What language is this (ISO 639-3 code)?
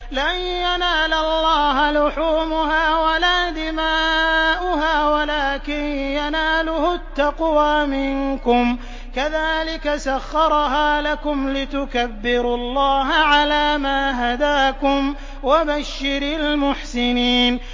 ara